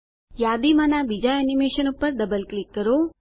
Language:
Gujarati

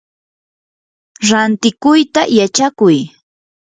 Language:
Yanahuanca Pasco Quechua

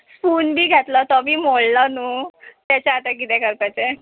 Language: Konkani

